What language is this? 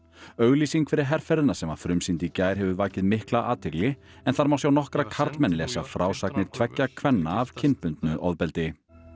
Icelandic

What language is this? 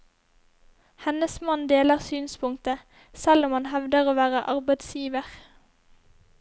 Norwegian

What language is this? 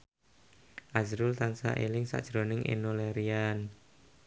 Javanese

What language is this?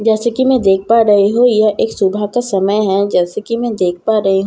Hindi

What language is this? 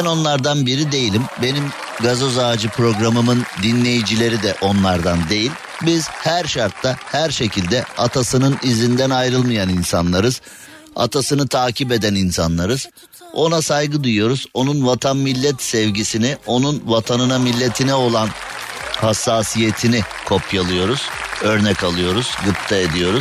Turkish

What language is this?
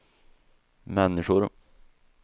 Swedish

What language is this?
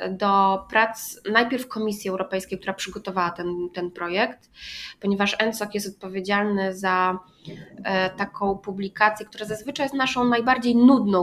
Polish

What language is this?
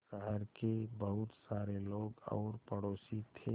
Hindi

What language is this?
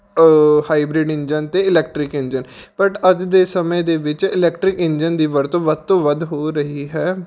Punjabi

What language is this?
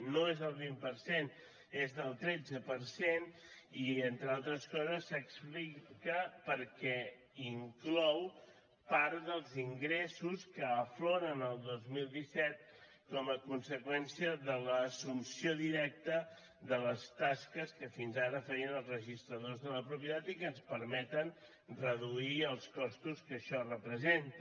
Catalan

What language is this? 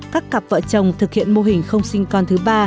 Vietnamese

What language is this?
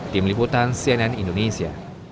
Indonesian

